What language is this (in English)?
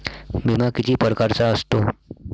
Marathi